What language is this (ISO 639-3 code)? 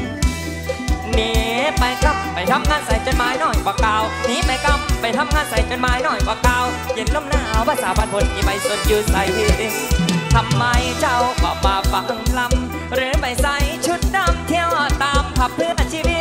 tha